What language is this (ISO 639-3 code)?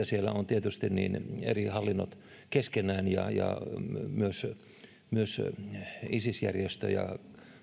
fin